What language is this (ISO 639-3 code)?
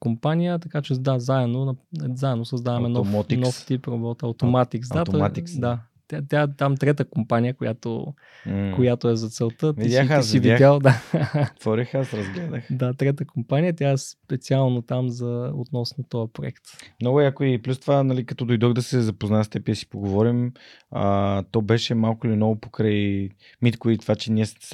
bul